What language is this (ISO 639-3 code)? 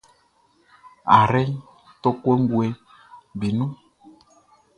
bci